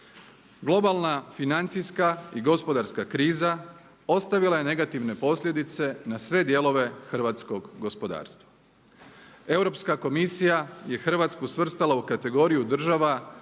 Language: Croatian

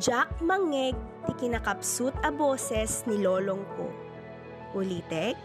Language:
Filipino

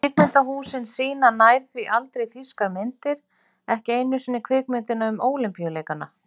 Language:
Icelandic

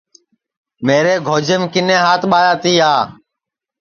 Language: Sansi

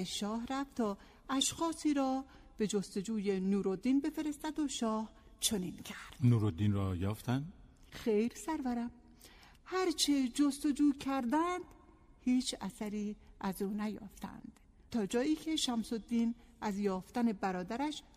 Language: Persian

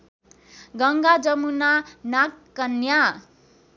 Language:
Nepali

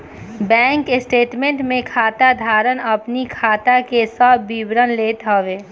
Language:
Bhojpuri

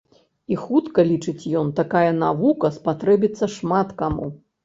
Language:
Belarusian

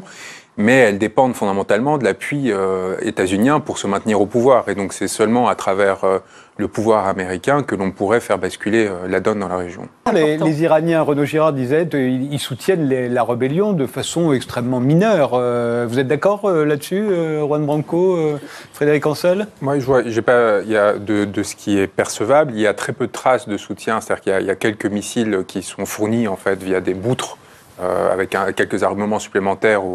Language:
French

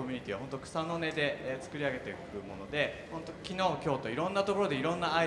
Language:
Japanese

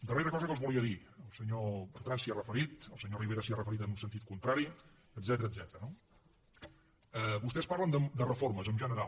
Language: Catalan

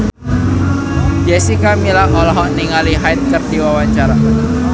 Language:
Sundanese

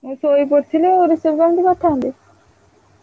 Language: Odia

